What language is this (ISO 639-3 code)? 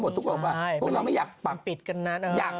tha